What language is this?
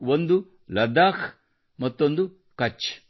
Kannada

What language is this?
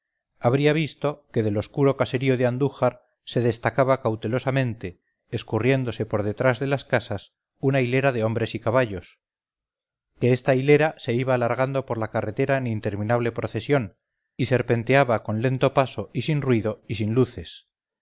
Spanish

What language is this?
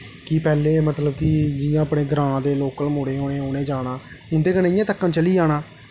Dogri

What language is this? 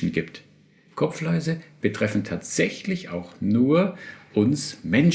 German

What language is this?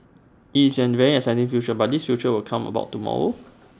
English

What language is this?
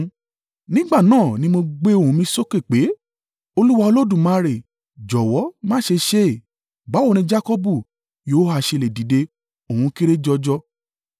Yoruba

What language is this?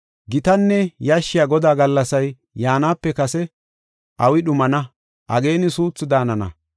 Gofa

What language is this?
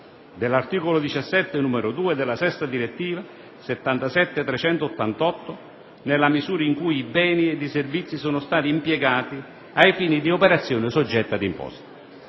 Italian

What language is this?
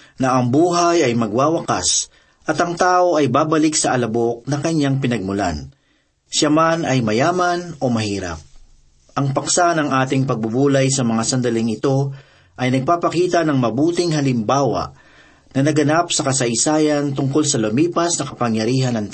Filipino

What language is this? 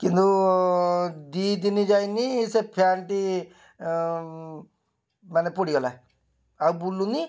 Odia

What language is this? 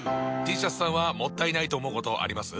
Japanese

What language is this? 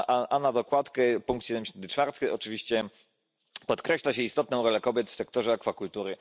Polish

